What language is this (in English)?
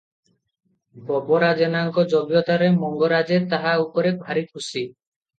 Odia